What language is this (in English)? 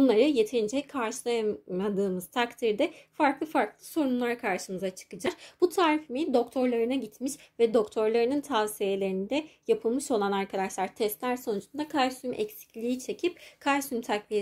Turkish